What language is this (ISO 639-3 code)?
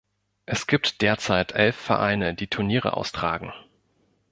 deu